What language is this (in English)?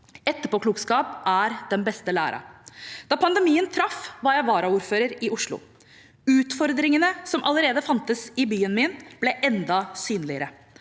Norwegian